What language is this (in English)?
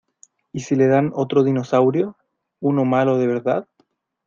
Spanish